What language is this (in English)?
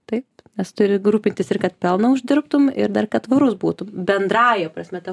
Lithuanian